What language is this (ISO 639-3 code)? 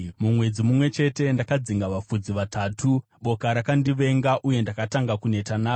sna